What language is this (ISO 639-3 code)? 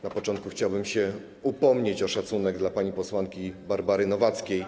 pol